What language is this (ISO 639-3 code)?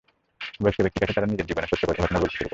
ben